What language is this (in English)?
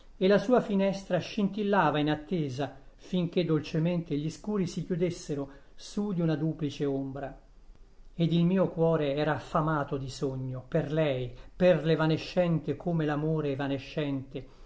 Italian